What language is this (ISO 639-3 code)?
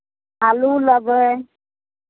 mai